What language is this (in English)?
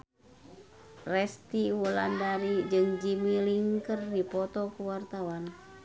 Sundanese